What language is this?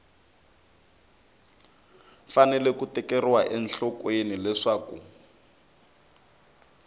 Tsonga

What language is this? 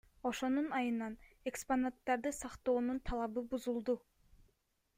Kyrgyz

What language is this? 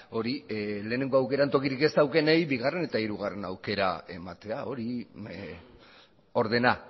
Basque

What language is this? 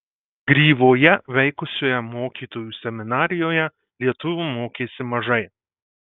Lithuanian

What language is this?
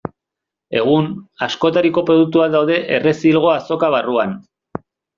Basque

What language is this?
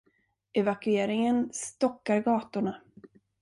Swedish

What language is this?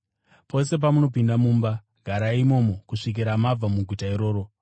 Shona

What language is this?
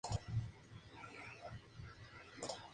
Spanish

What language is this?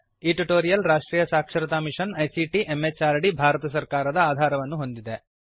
Kannada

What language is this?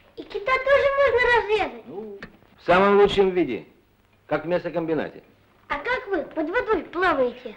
Russian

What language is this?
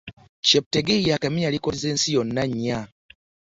Ganda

